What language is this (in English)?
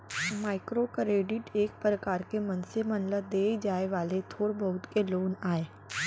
Chhattisgarhi